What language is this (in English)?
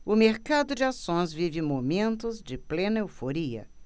Portuguese